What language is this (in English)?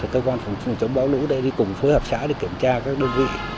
Vietnamese